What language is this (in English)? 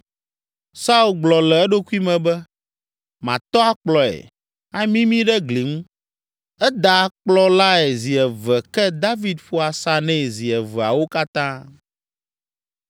Ewe